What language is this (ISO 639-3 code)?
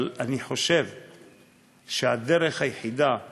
heb